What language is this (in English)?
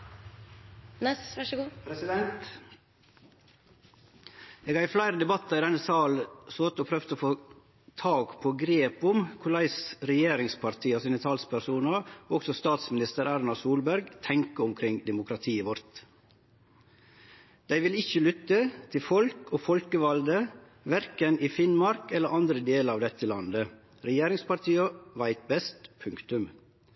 Norwegian Nynorsk